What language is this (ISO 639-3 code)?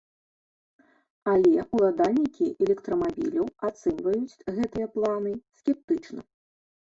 bel